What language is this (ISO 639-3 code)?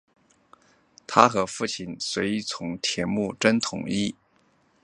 zho